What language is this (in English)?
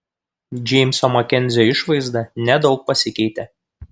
Lithuanian